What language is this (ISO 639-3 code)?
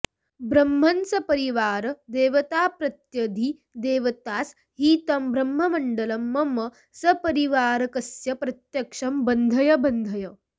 san